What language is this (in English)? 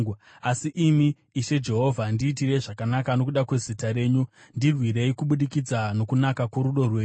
Shona